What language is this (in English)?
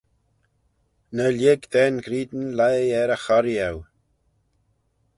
Manx